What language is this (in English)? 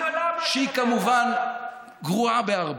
Hebrew